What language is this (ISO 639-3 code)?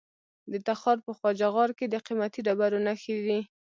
pus